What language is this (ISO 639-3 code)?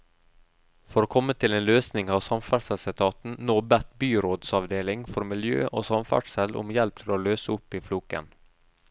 nor